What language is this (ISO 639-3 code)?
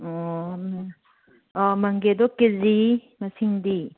mni